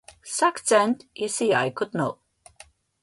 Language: Slovenian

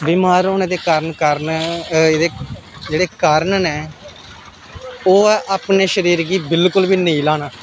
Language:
Dogri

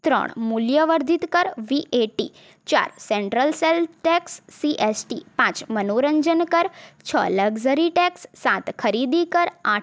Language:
Gujarati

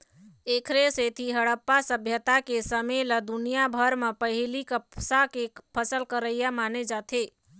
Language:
Chhattisgarhi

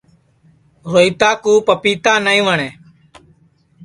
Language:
Sansi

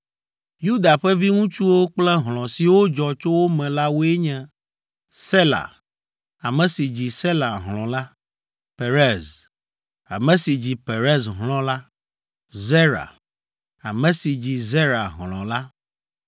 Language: Ewe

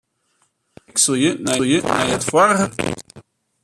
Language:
Western Frisian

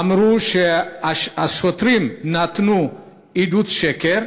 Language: Hebrew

